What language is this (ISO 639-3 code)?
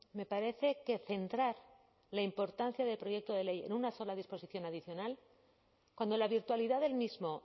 spa